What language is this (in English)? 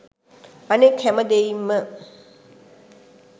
Sinhala